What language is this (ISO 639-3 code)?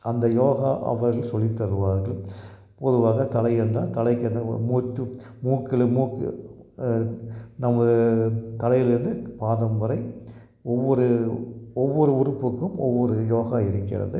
tam